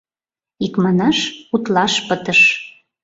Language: Mari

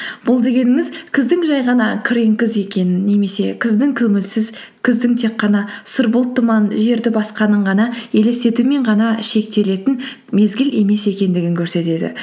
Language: Kazakh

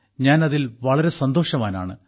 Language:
Malayalam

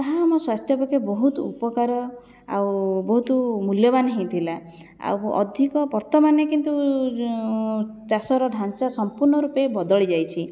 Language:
Odia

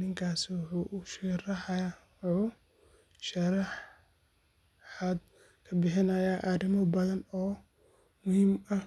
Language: Somali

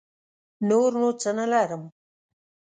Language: Pashto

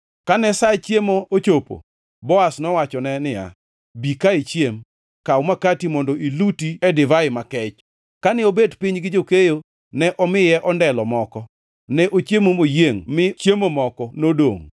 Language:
Luo (Kenya and Tanzania)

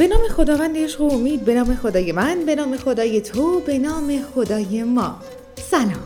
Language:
Persian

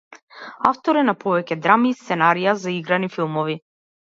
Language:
Macedonian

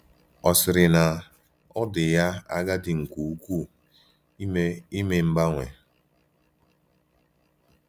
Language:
Igbo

